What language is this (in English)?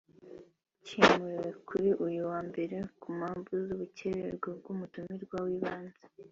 Kinyarwanda